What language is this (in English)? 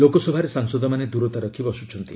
Odia